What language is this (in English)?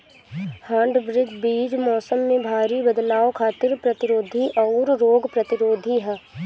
Bhojpuri